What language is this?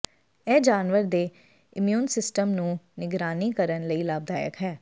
Punjabi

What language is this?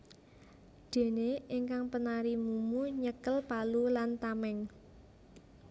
Javanese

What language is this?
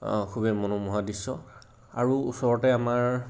Assamese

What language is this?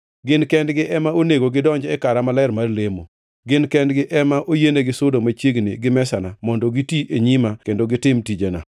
Luo (Kenya and Tanzania)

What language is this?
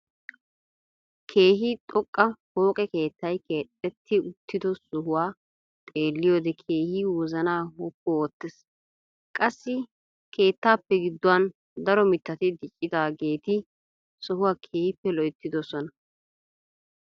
Wolaytta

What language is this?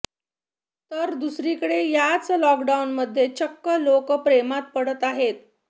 Marathi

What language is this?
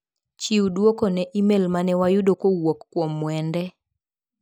Luo (Kenya and Tanzania)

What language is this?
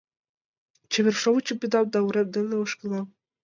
Mari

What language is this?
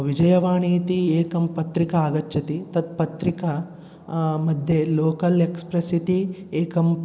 Sanskrit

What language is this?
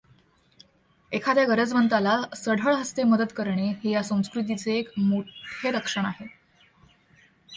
Marathi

